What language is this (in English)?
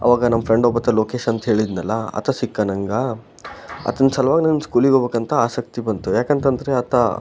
Kannada